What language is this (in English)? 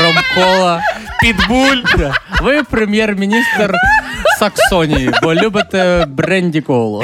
Ukrainian